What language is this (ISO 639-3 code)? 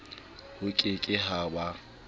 sot